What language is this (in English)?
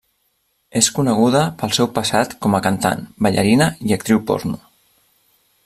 Catalan